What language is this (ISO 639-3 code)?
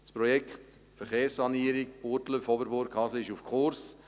gsw